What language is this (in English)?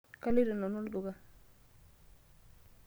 Masai